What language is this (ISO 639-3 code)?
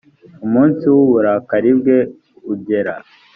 kin